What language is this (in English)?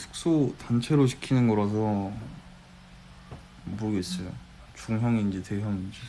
Korean